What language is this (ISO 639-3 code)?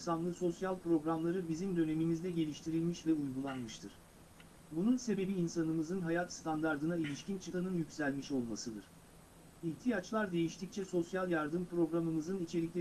tur